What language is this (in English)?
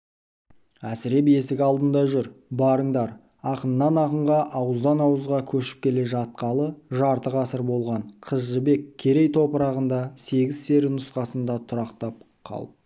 Kazakh